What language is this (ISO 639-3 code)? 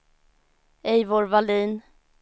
swe